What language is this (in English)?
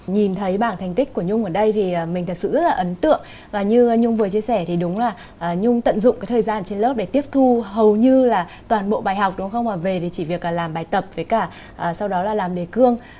Vietnamese